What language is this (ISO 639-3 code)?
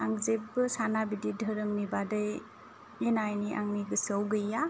brx